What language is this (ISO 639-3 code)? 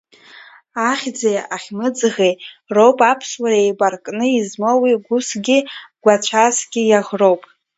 abk